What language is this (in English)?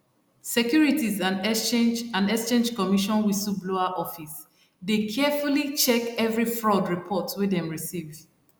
Nigerian Pidgin